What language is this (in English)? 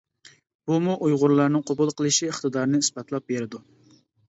Uyghur